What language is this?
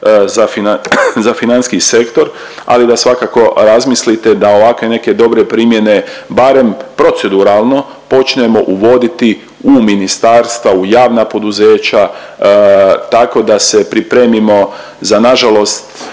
Croatian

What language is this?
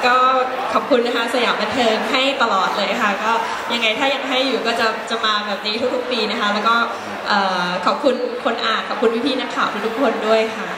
Thai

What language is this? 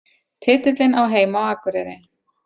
Icelandic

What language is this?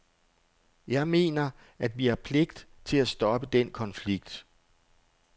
Danish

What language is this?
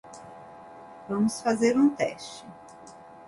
Portuguese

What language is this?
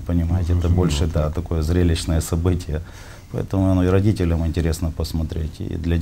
Russian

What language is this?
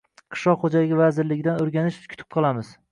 Uzbek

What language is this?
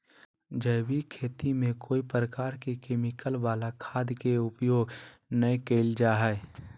Magahi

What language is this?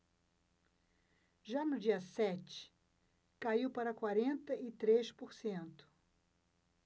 Portuguese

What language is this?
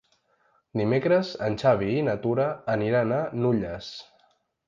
Catalan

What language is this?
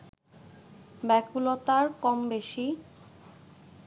Bangla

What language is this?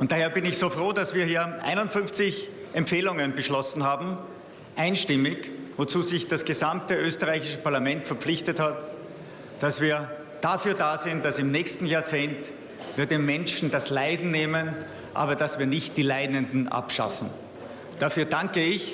German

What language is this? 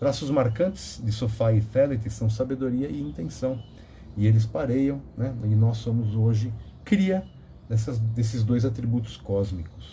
Portuguese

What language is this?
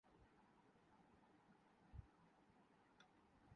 Urdu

